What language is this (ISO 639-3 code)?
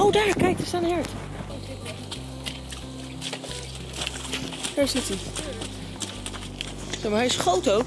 nld